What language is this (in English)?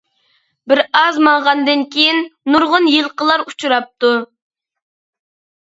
Uyghur